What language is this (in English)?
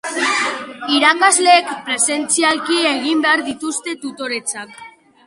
Basque